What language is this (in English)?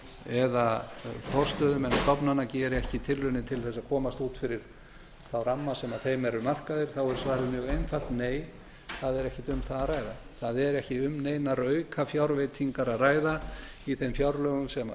Icelandic